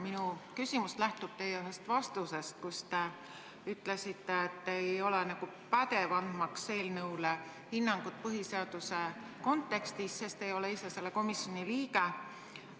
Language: Estonian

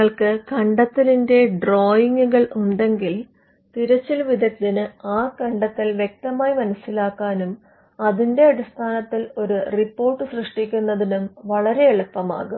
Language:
Malayalam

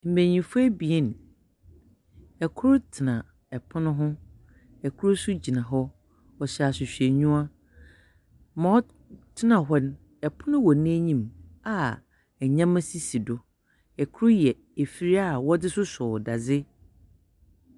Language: Akan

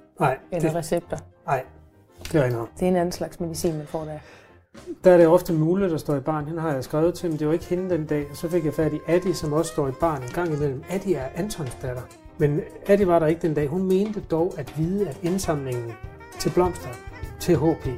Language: Danish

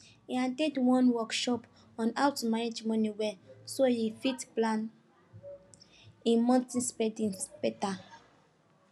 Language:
Nigerian Pidgin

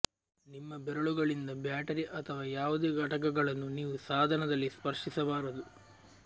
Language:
Kannada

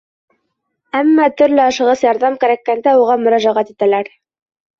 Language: Bashkir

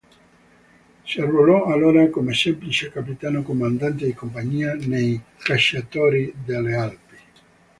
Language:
Italian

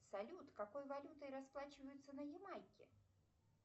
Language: Russian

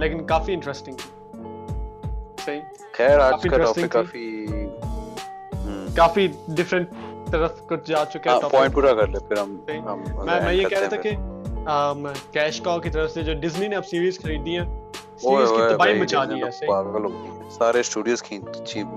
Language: Urdu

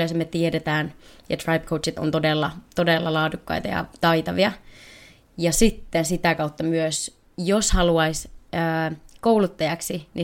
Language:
Finnish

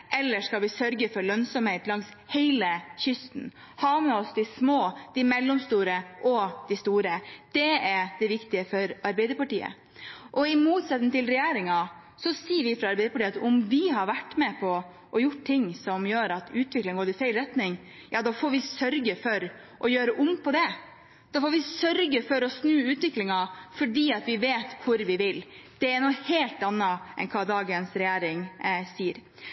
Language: Norwegian Bokmål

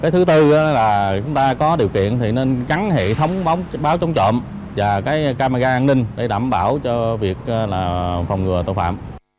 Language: Vietnamese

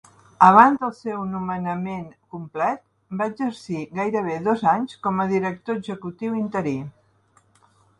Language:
Catalan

